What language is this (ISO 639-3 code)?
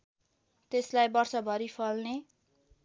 nep